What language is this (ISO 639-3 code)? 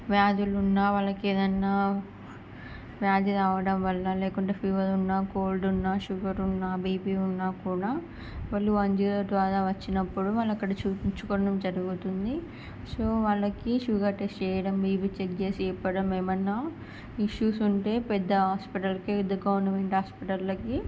tel